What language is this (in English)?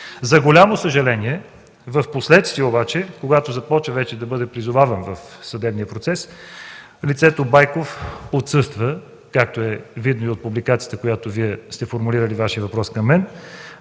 Bulgarian